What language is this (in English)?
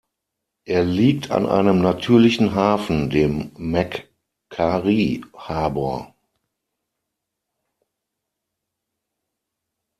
German